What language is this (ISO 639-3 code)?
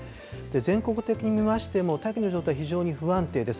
jpn